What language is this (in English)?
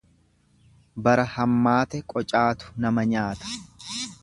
Oromo